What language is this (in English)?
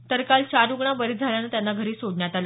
Marathi